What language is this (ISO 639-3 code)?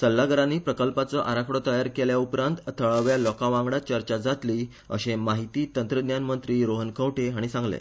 kok